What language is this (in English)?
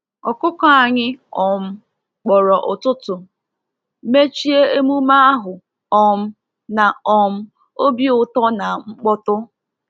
Igbo